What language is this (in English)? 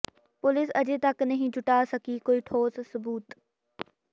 Punjabi